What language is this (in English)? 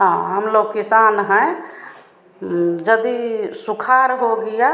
Hindi